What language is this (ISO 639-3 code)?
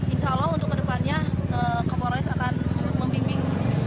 ind